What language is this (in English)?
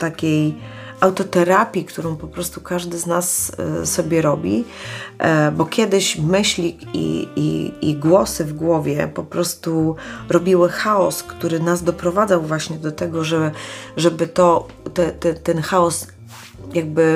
Polish